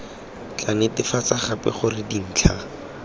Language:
Tswana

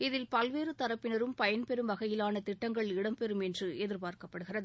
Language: Tamil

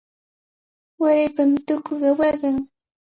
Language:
Cajatambo North Lima Quechua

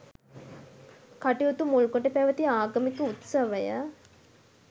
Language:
Sinhala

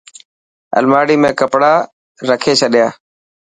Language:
Dhatki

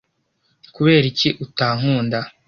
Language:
Kinyarwanda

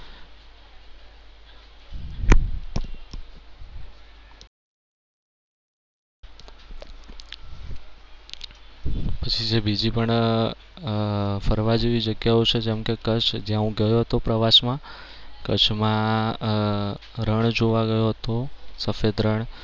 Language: Gujarati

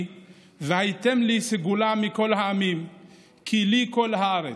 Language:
Hebrew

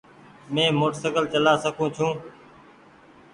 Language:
Goaria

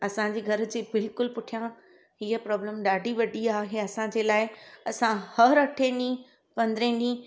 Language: Sindhi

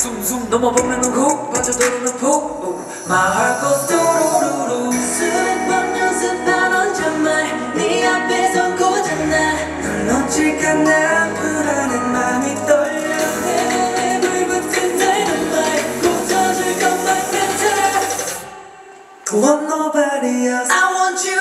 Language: Korean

